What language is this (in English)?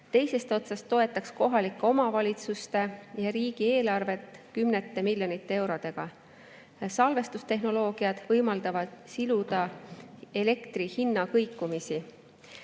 Estonian